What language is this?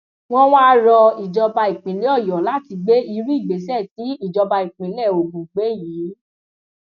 Yoruba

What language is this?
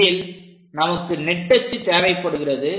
Tamil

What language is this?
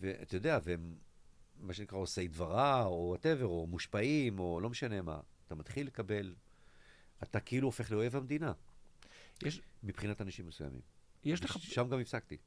Hebrew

